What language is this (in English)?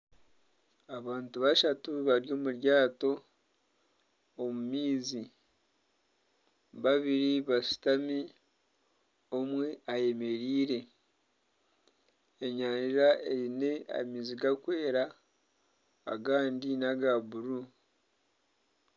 Nyankole